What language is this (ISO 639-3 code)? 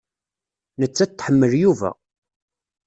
kab